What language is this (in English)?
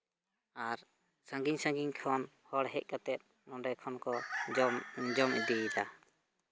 Santali